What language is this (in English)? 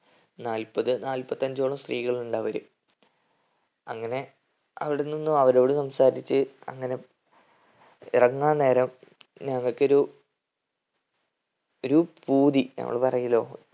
Malayalam